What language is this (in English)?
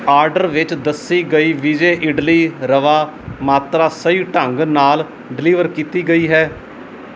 Punjabi